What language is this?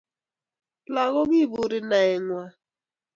Kalenjin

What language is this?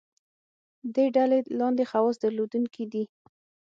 Pashto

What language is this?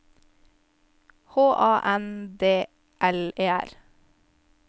Norwegian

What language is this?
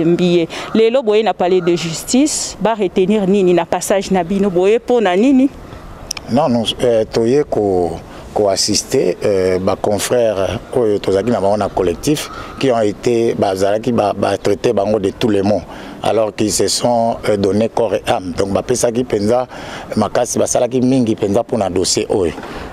French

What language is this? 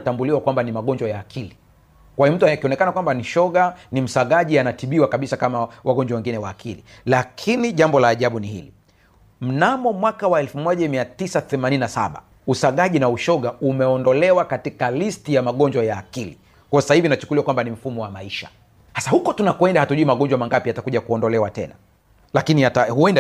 Swahili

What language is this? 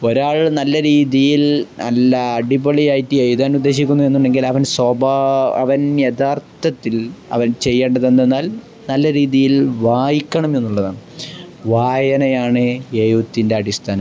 Malayalam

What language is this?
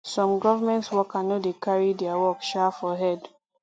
Nigerian Pidgin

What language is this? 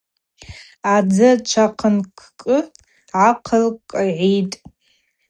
Abaza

